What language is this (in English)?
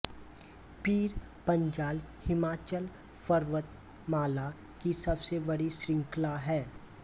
Hindi